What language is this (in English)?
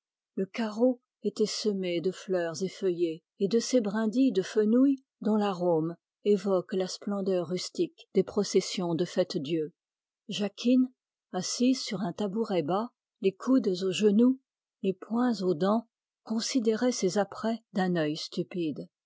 French